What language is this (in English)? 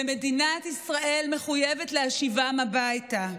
Hebrew